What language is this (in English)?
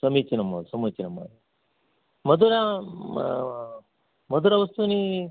Sanskrit